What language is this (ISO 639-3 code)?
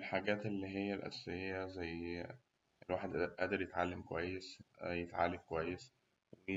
arz